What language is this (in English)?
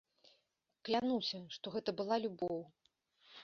Belarusian